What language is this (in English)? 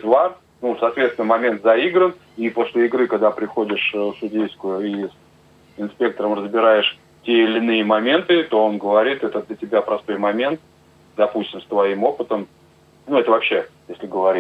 Russian